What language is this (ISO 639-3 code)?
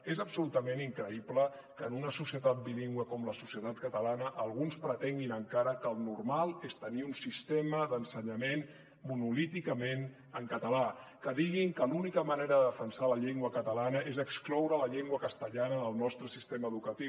cat